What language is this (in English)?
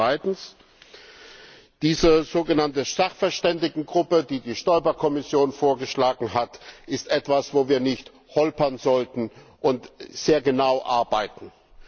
German